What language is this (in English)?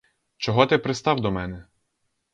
Ukrainian